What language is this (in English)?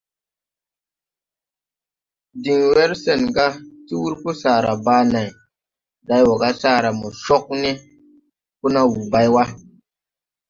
Tupuri